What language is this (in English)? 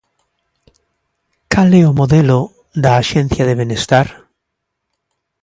Galician